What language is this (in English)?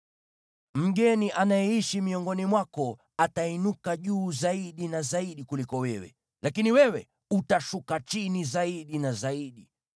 Swahili